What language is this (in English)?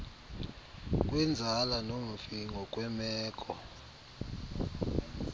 Xhosa